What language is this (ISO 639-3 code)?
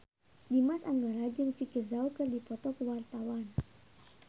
sun